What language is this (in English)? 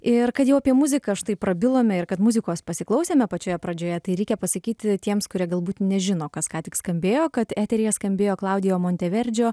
Lithuanian